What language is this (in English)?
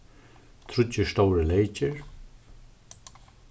Faroese